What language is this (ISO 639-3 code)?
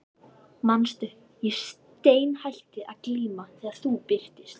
isl